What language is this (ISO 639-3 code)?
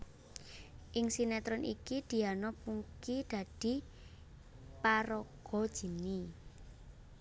jav